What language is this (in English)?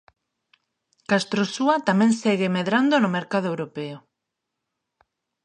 Galician